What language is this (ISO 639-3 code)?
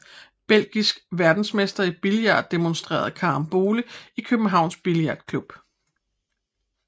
dan